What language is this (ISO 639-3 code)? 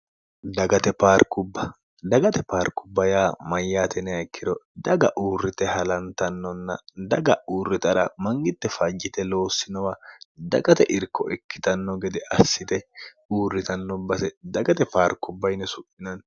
sid